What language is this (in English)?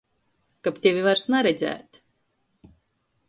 Latgalian